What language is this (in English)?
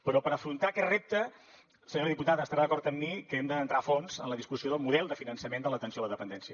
Catalan